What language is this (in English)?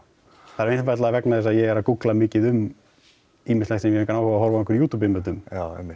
Icelandic